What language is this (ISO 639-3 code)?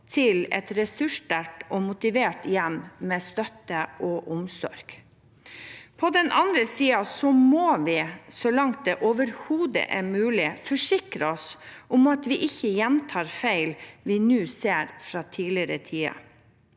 nor